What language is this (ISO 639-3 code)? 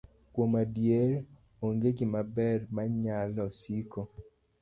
luo